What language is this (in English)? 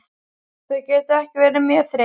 Icelandic